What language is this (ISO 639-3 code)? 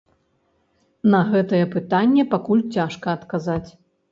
bel